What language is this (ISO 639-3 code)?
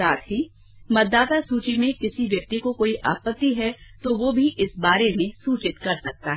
hin